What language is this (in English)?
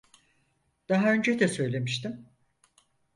Turkish